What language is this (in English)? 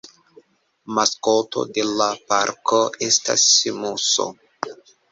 Esperanto